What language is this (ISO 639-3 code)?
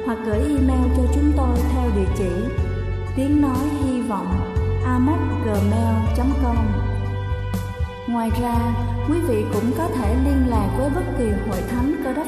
vie